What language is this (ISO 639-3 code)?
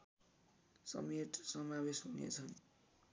nep